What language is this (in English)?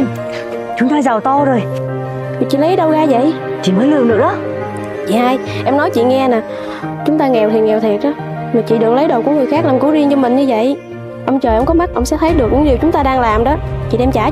Vietnamese